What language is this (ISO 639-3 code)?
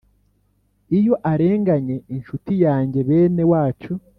kin